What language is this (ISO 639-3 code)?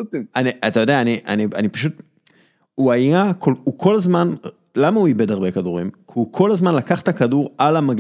heb